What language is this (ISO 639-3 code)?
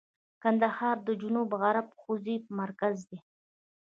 pus